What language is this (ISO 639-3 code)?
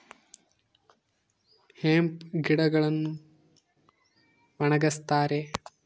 kan